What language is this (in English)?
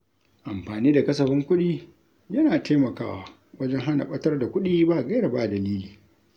Hausa